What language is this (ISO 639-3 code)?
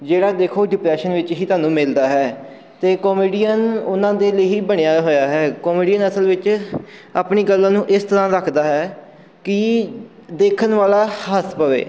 pan